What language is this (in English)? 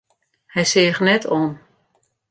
Western Frisian